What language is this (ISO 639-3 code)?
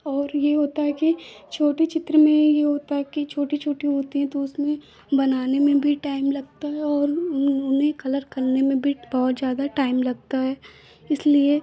hin